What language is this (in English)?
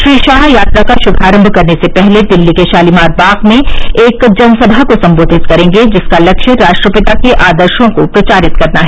Hindi